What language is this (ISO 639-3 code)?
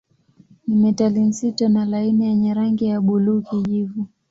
swa